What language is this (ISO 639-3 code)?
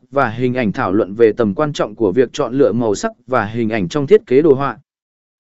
vie